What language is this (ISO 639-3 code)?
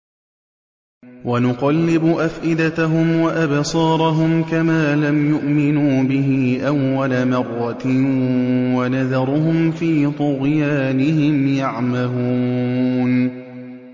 ara